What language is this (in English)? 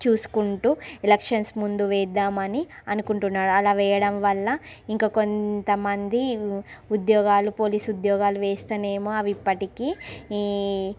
Telugu